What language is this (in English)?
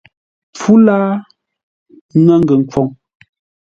Ngombale